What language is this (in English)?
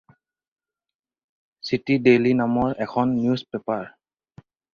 Assamese